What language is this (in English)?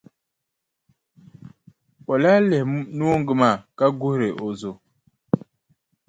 Dagbani